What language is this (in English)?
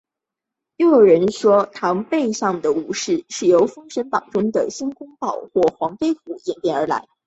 Chinese